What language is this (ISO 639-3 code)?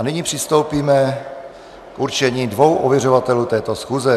ces